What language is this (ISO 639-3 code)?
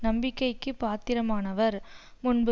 tam